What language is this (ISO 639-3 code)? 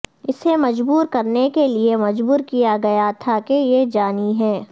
urd